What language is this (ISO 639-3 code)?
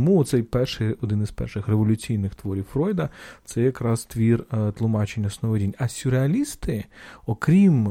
ukr